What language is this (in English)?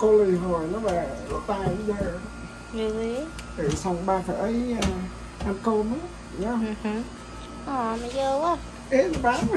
Vietnamese